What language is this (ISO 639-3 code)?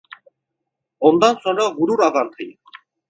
tur